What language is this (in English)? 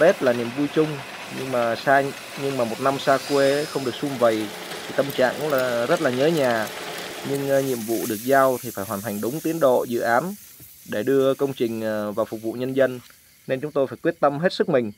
Vietnamese